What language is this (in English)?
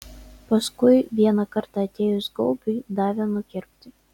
Lithuanian